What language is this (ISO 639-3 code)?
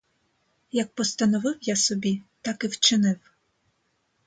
ukr